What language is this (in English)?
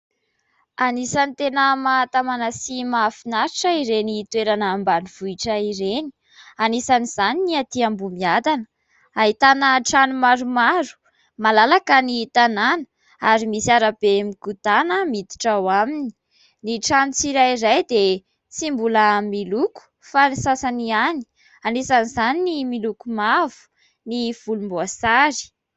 Malagasy